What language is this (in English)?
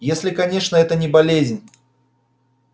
Russian